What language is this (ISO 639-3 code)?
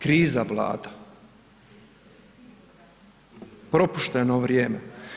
hrv